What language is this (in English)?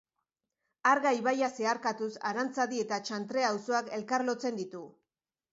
Basque